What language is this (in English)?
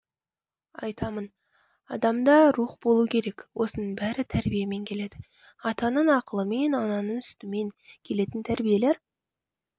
Kazakh